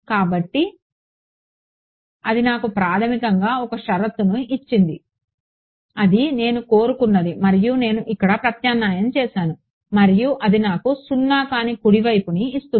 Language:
Telugu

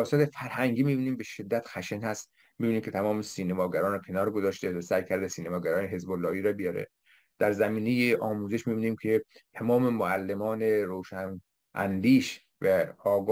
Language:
Persian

